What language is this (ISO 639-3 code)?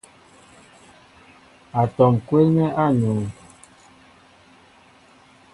mbo